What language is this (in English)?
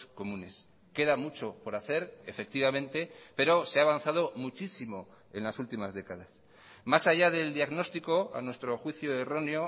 Spanish